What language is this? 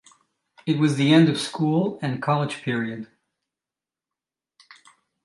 English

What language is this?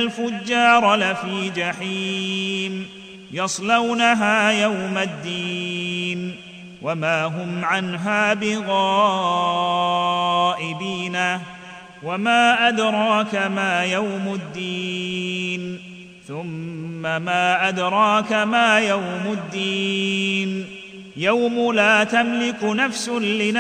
Arabic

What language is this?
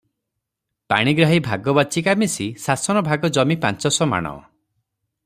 Odia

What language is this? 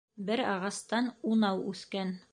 Bashkir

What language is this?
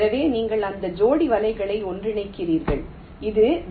Tamil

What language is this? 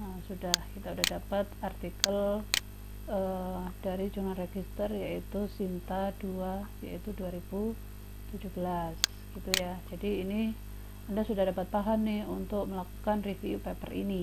Indonesian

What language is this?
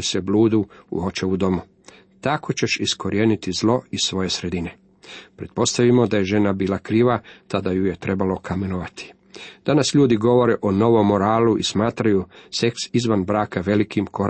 Croatian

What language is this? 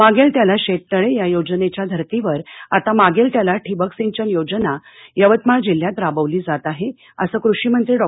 Marathi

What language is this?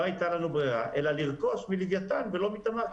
Hebrew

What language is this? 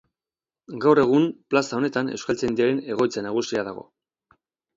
Basque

